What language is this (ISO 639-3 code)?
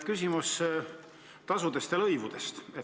est